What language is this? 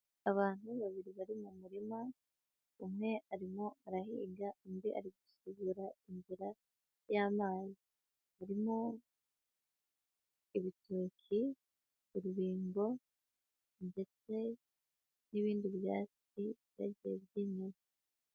Kinyarwanda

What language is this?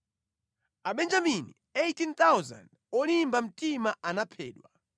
Nyanja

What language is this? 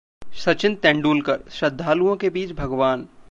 Hindi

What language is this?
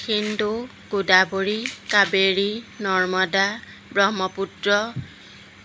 Assamese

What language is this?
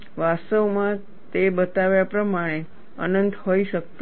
Gujarati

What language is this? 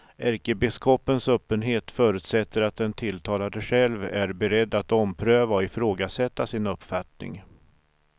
Swedish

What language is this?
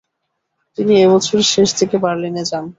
Bangla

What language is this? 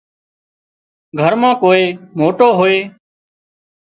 Wadiyara Koli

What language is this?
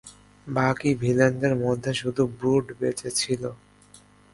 Bangla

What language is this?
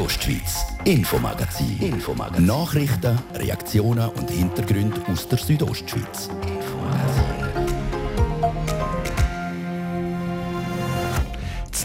German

